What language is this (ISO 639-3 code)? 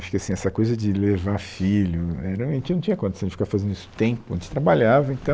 por